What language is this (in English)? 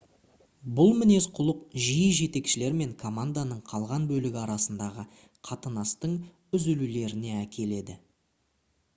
Kazakh